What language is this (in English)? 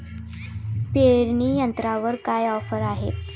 Marathi